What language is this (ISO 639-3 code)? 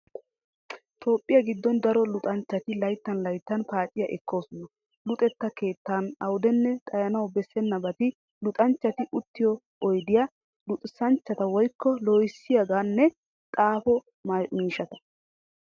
wal